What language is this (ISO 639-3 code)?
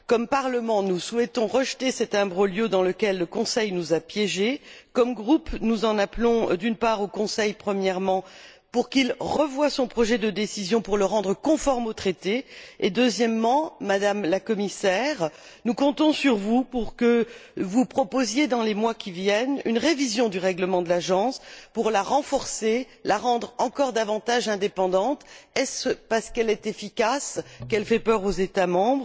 fra